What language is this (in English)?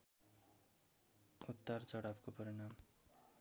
Nepali